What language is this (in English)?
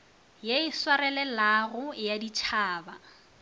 Northern Sotho